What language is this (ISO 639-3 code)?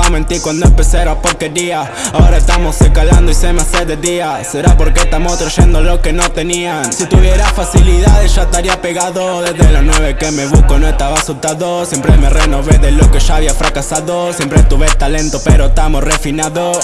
spa